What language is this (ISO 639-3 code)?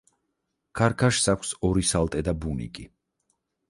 kat